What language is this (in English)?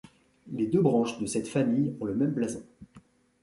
French